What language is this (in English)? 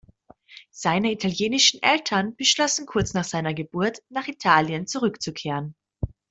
German